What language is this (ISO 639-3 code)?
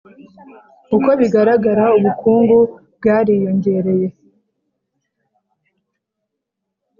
kin